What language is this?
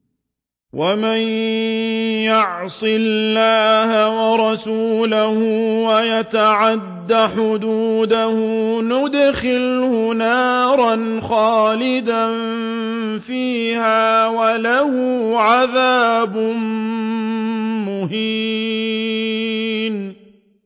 Arabic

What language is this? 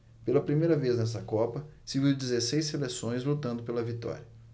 Portuguese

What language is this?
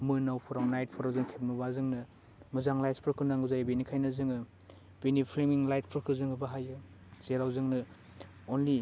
Bodo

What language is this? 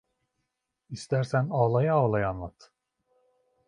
Turkish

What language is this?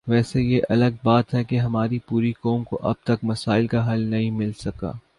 Urdu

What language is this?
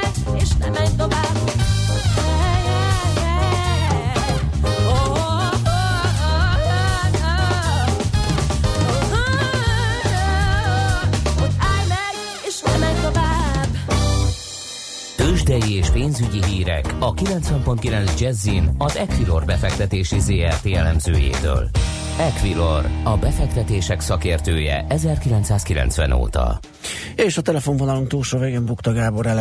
Hungarian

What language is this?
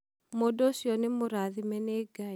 Kikuyu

